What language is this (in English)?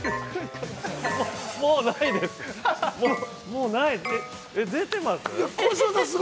Japanese